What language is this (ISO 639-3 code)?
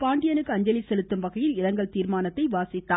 tam